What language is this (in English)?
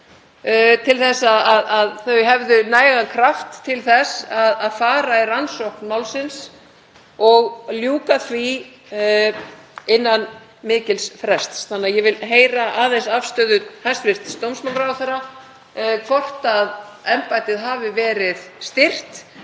Icelandic